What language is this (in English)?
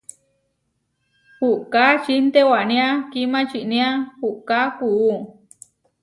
Huarijio